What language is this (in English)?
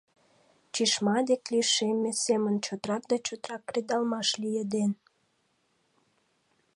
Mari